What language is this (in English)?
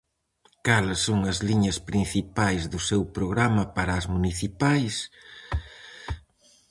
Galician